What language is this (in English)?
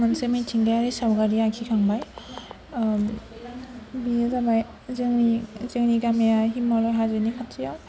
Bodo